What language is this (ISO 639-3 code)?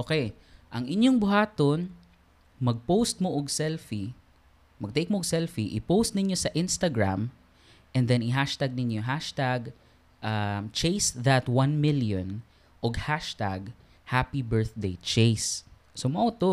fil